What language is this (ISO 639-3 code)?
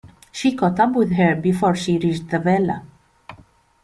eng